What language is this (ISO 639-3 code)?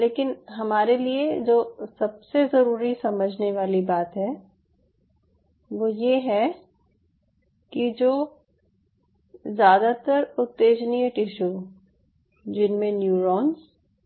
hin